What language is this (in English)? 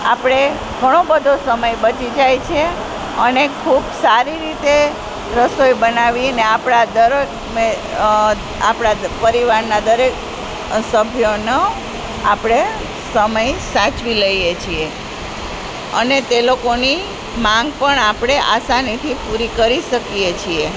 Gujarati